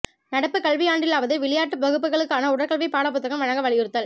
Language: Tamil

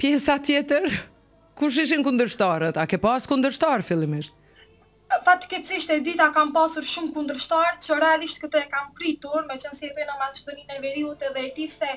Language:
Romanian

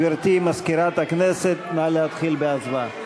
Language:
Hebrew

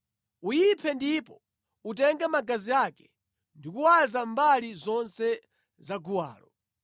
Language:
Nyanja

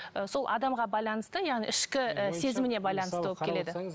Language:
Kazakh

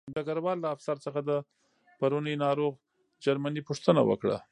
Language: Pashto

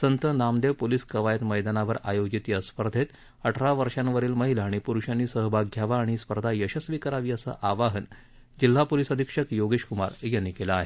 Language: Marathi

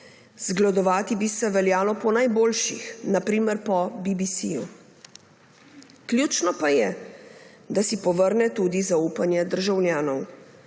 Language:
Slovenian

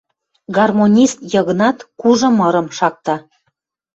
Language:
Western Mari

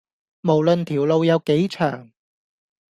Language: Cantonese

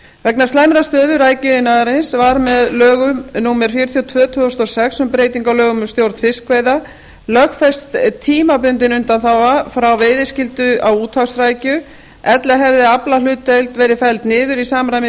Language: Icelandic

